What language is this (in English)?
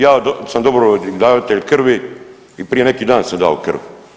Croatian